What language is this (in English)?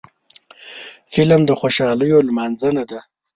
Pashto